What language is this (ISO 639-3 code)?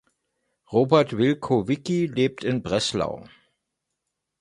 deu